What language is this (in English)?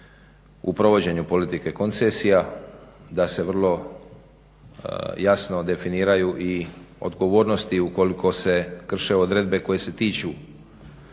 Croatian